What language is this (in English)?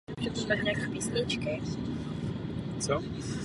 Czech